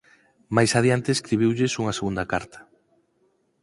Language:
Galician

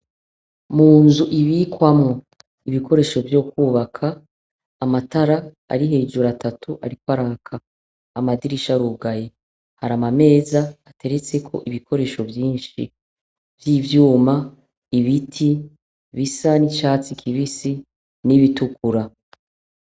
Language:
Rundi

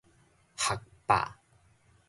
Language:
Min Nan Chinese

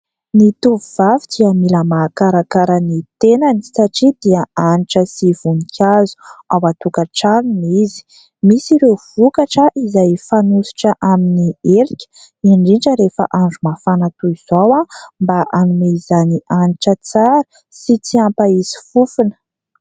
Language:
Malagasy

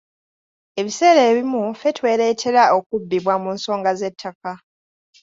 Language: Ganda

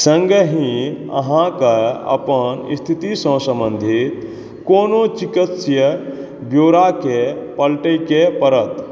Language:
Maithili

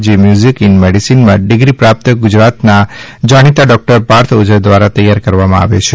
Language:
Gujarati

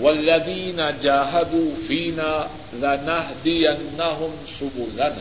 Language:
Urdu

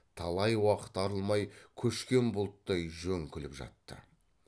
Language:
Kazakh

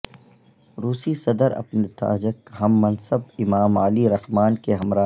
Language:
Urdu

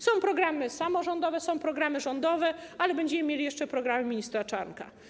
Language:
Polish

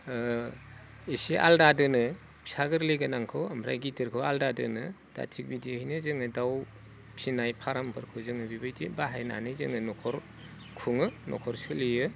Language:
Bodo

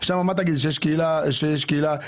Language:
Hebrew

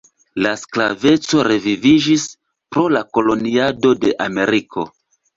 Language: Esperanto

